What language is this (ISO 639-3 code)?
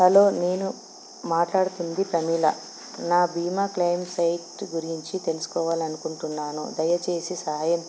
tel